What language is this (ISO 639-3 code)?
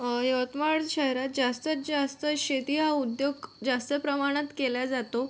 mar